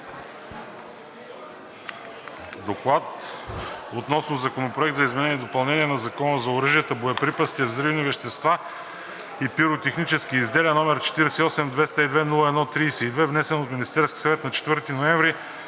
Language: Bulgarian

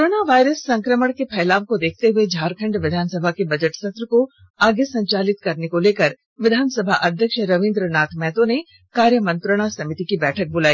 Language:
Hindi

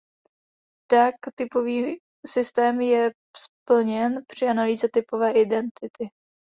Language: Czech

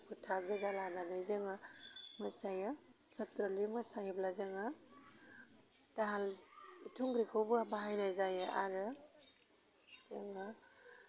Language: Bodo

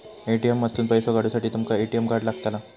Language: Marathi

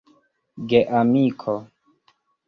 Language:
Esperanto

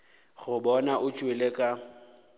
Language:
Northern Sotho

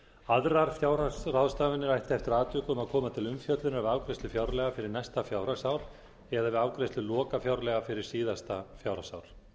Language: Icelandic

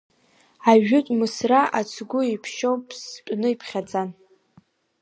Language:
Abkhazian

